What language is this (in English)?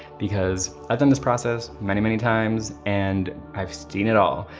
English